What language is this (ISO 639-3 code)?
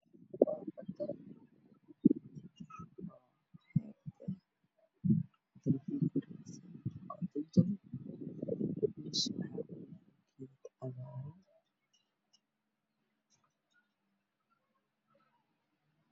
som